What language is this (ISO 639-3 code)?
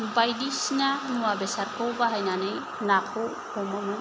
brx